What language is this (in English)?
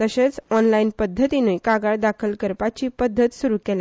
Konkani